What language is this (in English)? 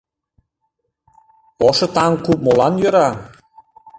Mari